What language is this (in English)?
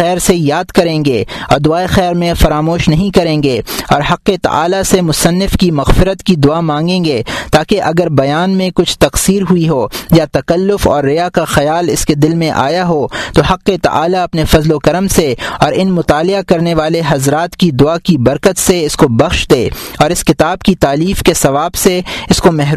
Urdu